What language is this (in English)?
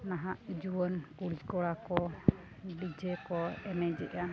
Santali